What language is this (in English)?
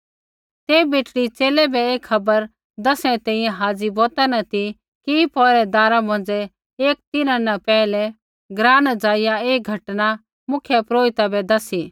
Kullu Pahari